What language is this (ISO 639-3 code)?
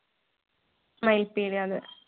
mal